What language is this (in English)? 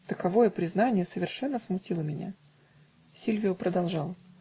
Russian